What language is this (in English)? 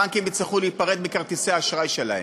Hebrew